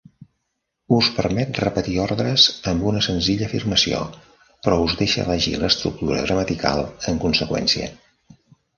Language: Catalan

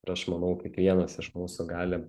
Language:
Lithuanian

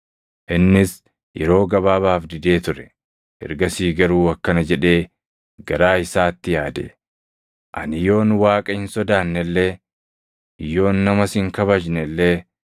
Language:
Oromo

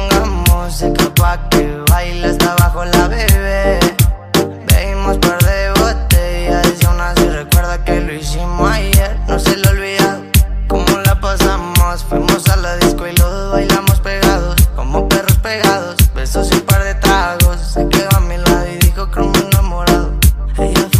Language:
Romanian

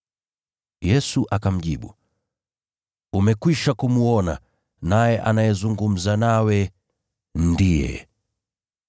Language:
Swahili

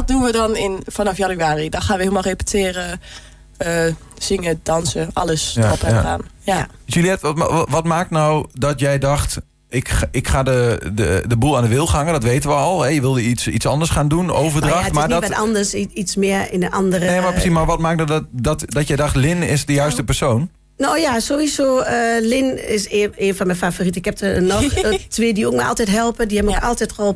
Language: Dutch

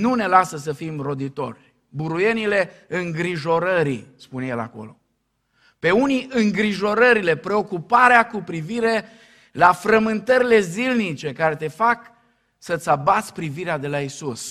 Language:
Romanian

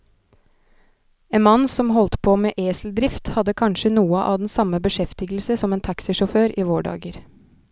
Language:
Norwegian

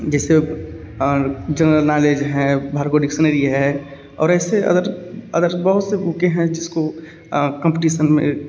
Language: Hindi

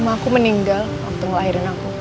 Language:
Indonesian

